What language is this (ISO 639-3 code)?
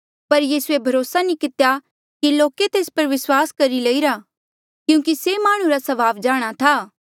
mjl